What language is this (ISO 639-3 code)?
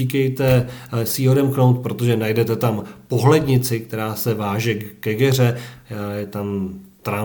ces